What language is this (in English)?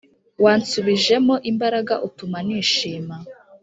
Kinyarwanda